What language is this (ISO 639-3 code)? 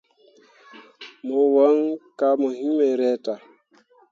mua